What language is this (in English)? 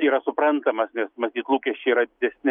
Lithuanian